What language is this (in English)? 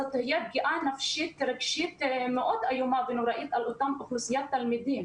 Hebrew